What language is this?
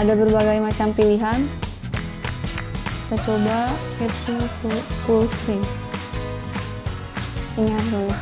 Indonesian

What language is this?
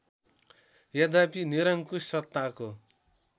Nepali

